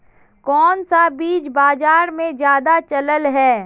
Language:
Magahi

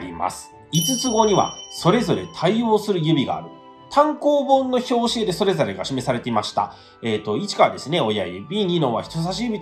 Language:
Japanese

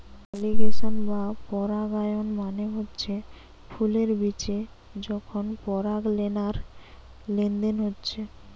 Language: Bangla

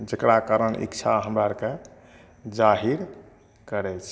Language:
Maithili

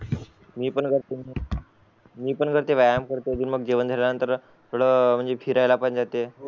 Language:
Marathi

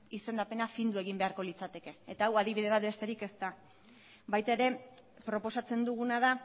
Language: Basque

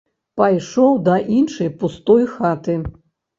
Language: Belarusian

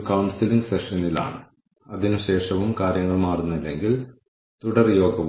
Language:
Malayalam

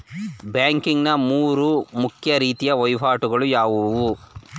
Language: Kannada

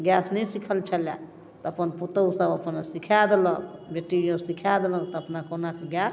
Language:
Maithili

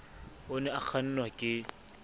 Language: Southern Sotho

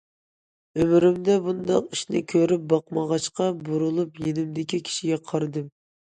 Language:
Uyghur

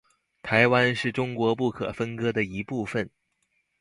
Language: Chinese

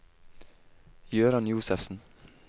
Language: Norwegian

